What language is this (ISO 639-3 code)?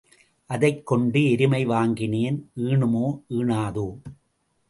tam